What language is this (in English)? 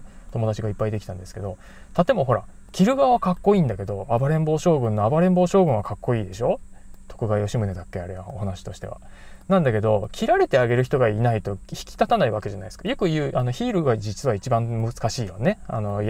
Japanese